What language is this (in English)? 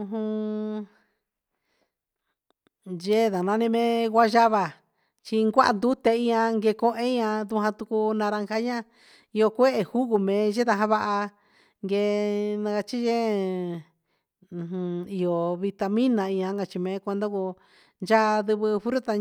Huitepec Mixtec